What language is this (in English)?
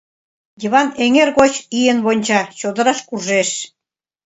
Mari